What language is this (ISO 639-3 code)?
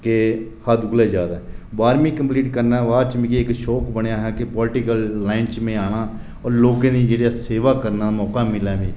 doi